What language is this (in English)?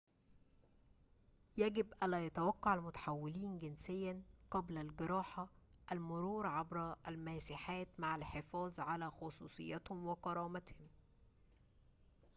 Arabic